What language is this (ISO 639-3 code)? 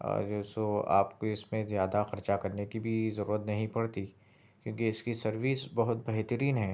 urd